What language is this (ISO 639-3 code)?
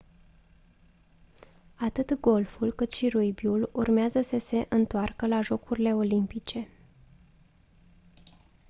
ron